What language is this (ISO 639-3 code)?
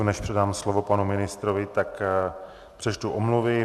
ces